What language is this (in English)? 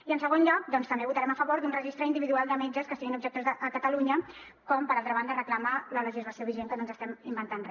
Catalan